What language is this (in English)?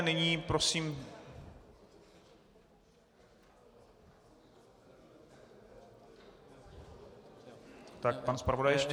Czech